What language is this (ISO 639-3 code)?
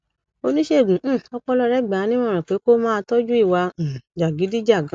yor